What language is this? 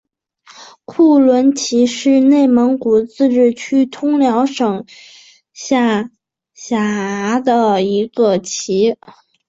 Chinese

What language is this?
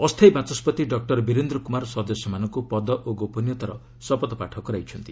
Odia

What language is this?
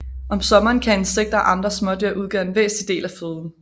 Danish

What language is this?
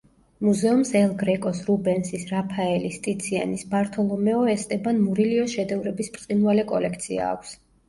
Georgian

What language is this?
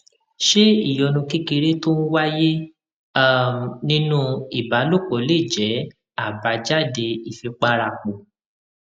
Yoruba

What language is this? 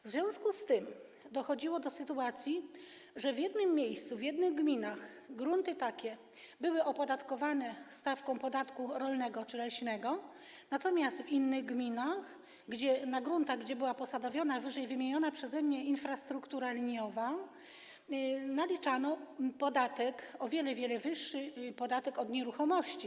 Polish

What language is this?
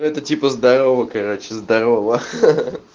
Russian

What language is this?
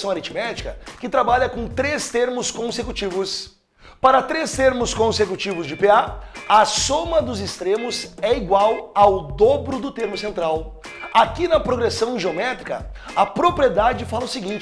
Portuguese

